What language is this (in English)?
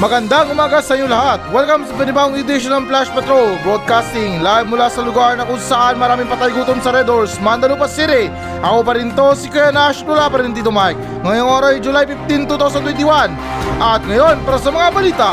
Filipino